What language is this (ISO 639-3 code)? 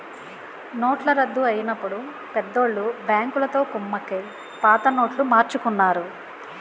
tel